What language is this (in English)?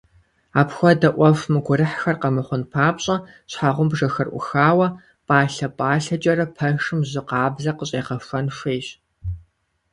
Kabardian